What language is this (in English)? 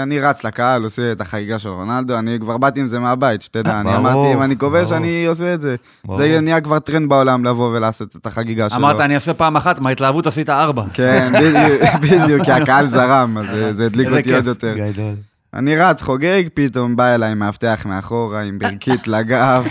Hebrew